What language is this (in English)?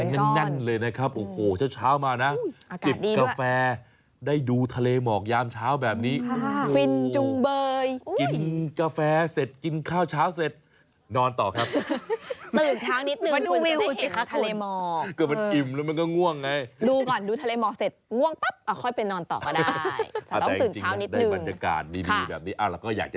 Thai